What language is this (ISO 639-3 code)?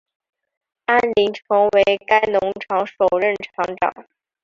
zho